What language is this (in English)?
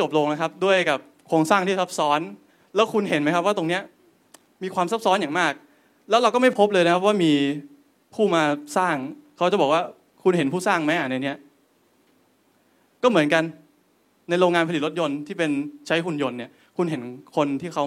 Thai